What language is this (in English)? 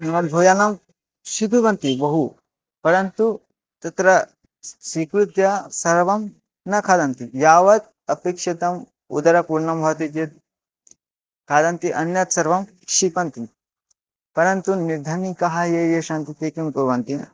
Sanskrit